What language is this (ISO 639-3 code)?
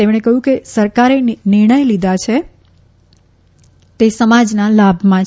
guj